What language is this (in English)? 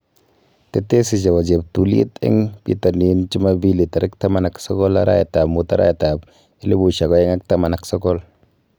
Kalenjin